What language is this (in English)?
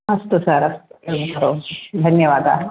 Sanskrit